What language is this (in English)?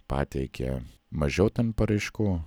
Lithuanian